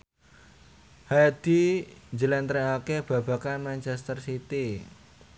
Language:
Javanese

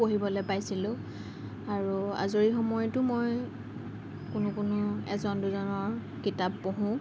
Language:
Assamese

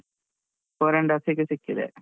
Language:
Kannada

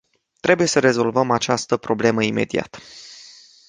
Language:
Romanian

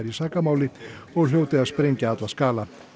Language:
Icelandic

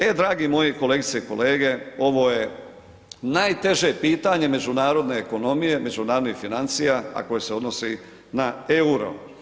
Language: Croatian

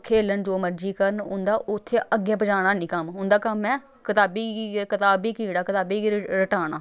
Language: Dogri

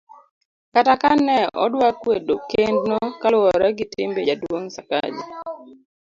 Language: Luo (Kenya and Tanzania)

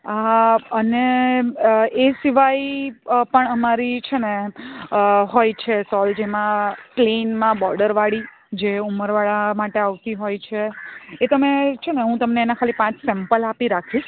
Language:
Gujarati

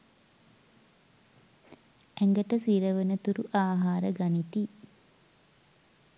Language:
Sinhala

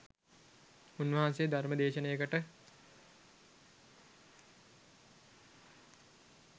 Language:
Sinhala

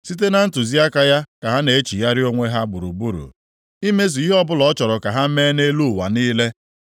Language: Igbo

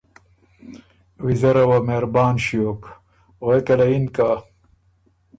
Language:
Ormuri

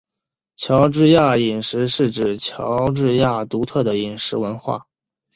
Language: Chinese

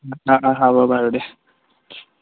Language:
Assamese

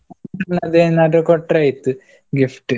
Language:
Kannada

